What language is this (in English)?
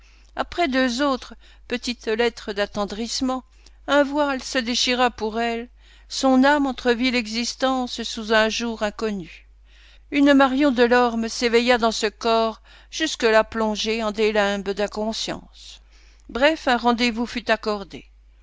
French